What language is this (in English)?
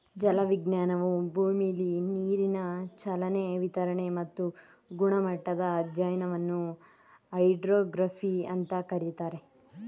Kannada